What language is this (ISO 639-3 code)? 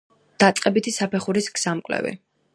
kat